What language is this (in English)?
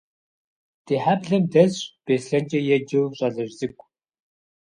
Kabardian